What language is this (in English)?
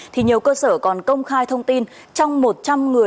Vietnamese